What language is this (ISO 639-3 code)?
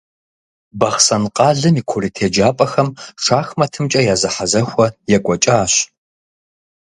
kbd